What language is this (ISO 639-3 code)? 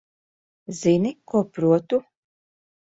lav